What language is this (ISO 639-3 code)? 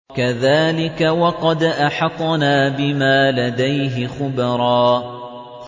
ara